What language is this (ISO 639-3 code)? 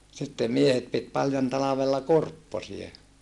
fin